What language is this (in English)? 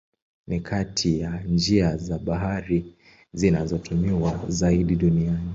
Swahili